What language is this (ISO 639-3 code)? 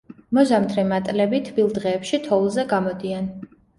kat